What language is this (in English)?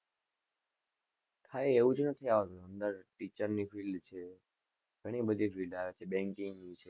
Gujarati